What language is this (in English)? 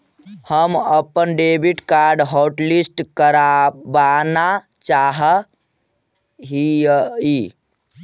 Magahi